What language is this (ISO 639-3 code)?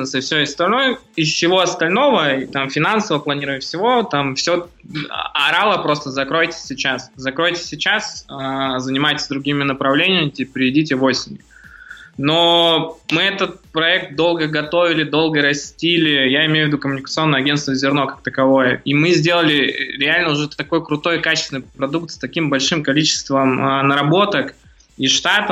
rus